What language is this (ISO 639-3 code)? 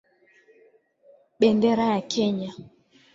swa